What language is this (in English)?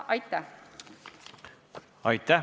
Estonian